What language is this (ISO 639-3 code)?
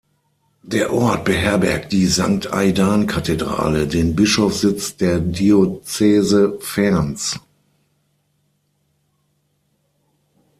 deu